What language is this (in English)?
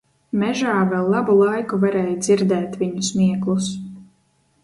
Latvian